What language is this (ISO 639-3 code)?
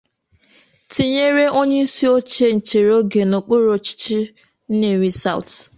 ibo